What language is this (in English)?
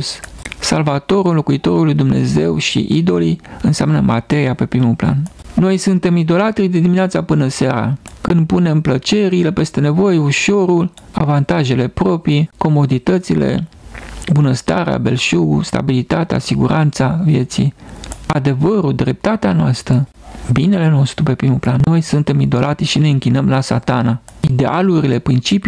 Romanian